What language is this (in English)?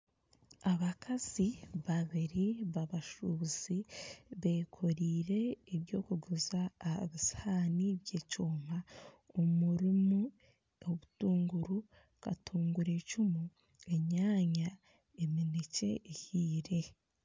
Nyankole